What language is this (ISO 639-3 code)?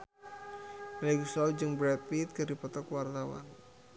sun